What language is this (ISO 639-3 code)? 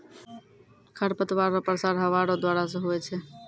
mai